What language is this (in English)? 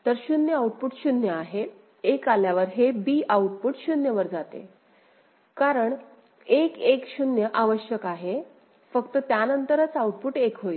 Marathi